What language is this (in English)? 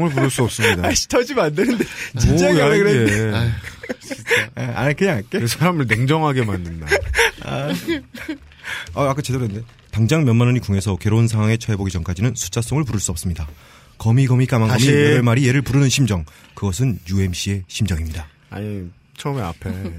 Korean